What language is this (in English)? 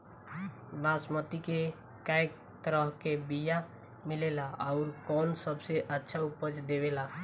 Bhojpuri